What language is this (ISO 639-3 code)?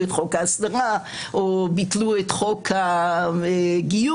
heb